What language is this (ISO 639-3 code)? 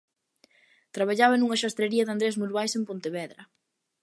glg